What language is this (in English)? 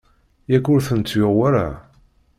Kabyle